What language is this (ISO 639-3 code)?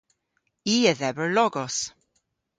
cor